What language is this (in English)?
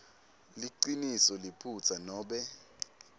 Swati